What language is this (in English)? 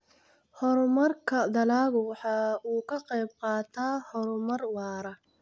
Somali